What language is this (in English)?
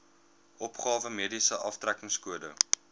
Afrikaans